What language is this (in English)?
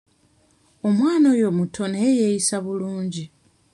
Ganda